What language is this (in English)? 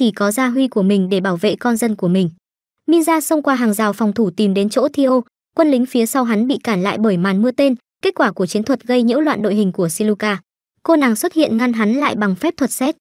Vietnamese